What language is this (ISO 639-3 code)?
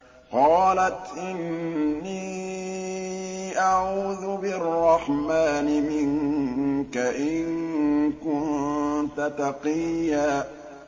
ara